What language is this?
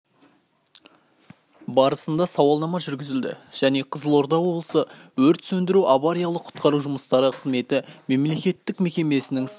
Kazakh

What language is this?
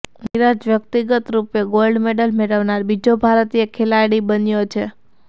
Gujarati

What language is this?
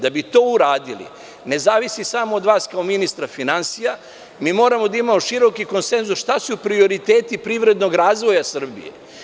Serbian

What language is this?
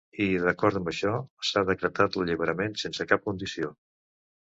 Catalan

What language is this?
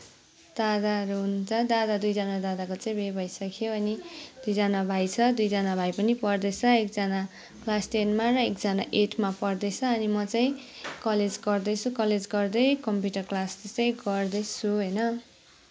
Nepali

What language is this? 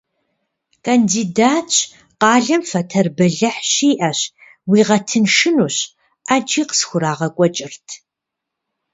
Kabardian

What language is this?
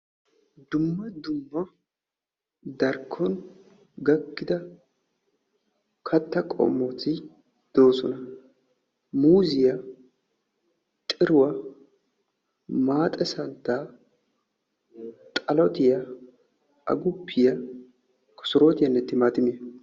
Wolaytta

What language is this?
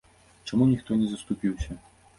Belarusian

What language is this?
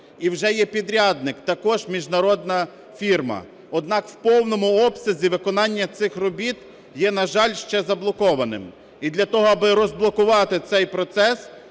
Ukrainian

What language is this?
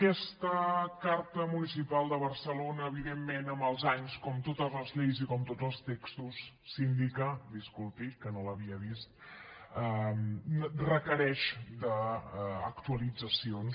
Catalan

